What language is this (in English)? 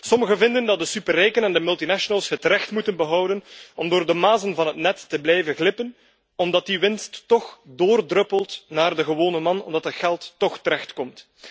Dutch